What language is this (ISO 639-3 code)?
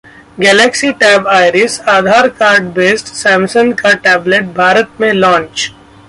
hin